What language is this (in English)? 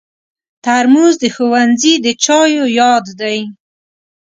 Pashto